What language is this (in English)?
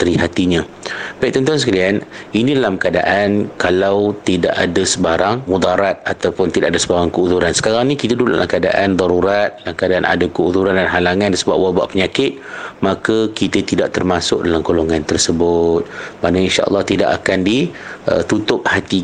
Malay